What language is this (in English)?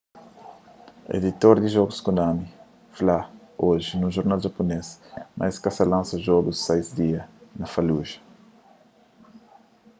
Kabuverdianu